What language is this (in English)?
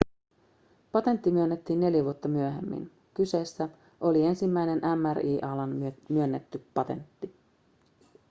Finnish